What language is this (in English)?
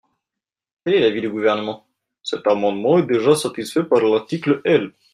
French